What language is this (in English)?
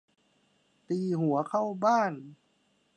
Thai